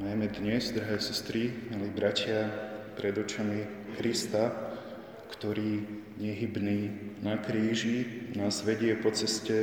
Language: Slovak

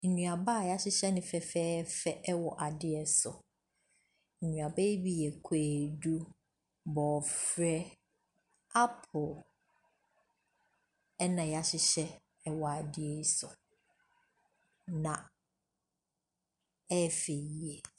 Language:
Akan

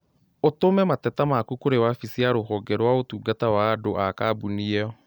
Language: Kikuyu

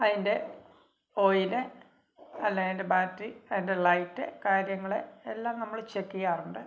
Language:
Malayalam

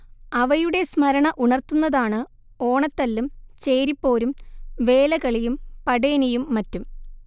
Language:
Malayalam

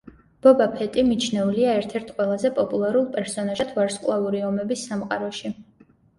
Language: Georgian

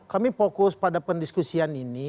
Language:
Indonesian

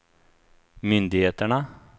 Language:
Swedish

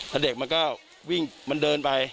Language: Thai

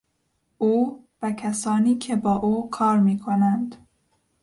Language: Persian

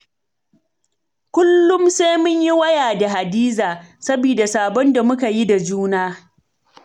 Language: Hausa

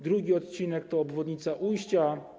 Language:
Polish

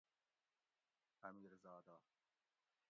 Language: Gawri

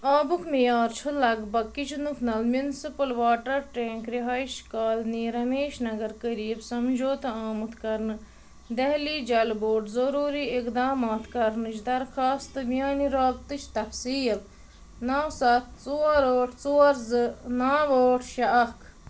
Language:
Kashmiri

